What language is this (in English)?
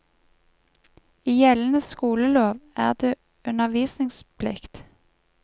Norwegian